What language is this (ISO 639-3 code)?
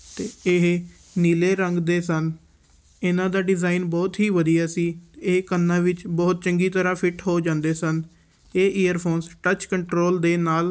pan